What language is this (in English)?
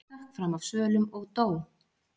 Icelandic